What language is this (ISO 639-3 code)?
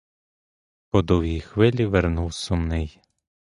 ukr